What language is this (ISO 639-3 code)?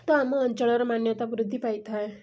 ori